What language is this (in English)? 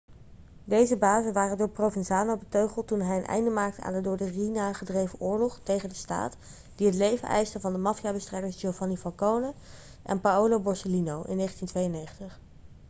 Dutch